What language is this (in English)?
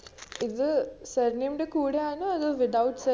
Malayalam